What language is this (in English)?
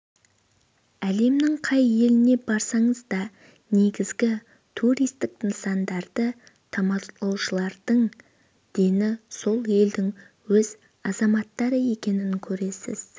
Kazakh